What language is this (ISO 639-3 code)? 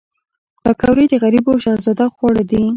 pus